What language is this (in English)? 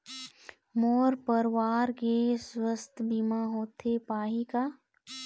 Chhattisgarhi